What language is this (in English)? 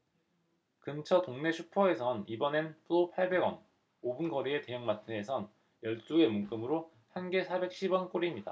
Korean